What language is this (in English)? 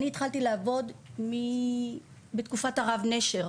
Hebrew